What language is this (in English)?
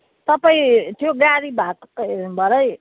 Nepali